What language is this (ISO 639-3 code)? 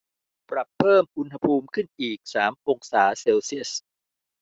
tha